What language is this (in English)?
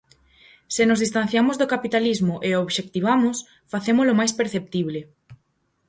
Galician